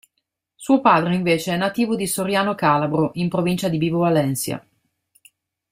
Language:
Italian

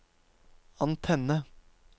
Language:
Norwegian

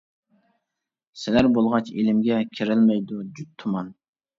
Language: Uyghur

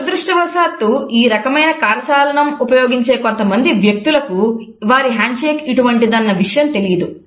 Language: Telugu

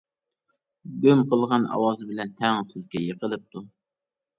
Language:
Uyghur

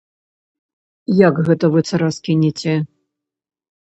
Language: Belarusian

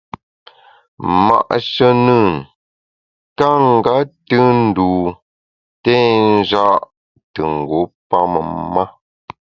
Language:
Bamun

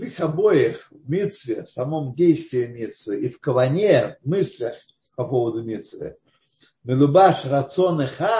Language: Russian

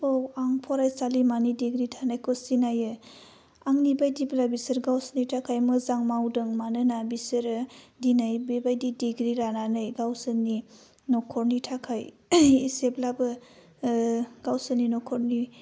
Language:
Bodo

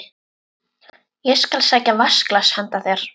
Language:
Icelandic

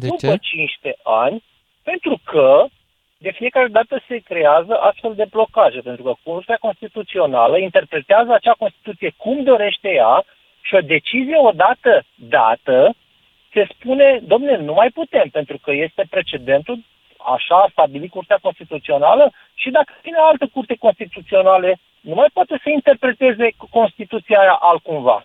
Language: Romanian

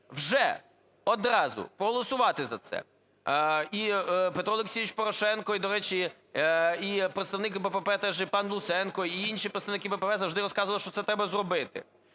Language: Ukrainian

